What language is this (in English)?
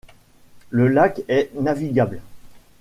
French